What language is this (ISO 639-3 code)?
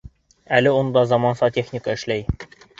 bak